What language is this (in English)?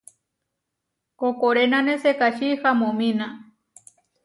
Huarijio